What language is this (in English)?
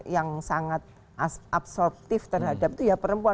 Indonesian